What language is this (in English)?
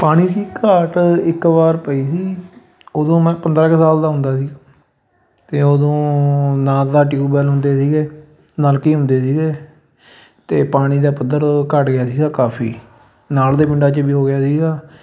Punjabi